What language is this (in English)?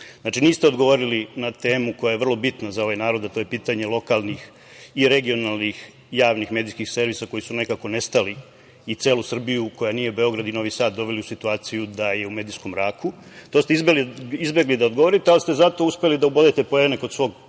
Serbian